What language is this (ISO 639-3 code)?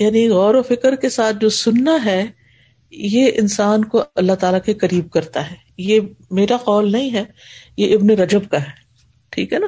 urd